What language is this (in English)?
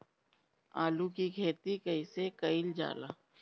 Bhojpuri